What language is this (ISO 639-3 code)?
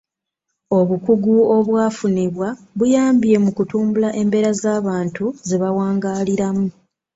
lug